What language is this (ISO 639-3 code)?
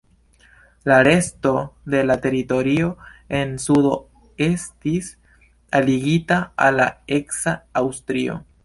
epo